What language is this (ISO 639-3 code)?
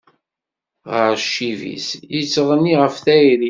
kab